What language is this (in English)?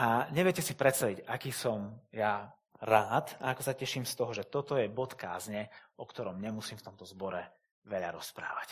Slovak